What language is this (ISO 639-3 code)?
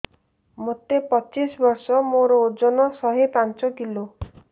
ori